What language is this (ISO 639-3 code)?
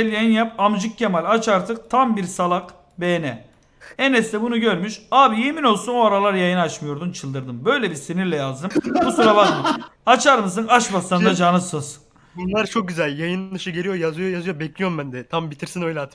tur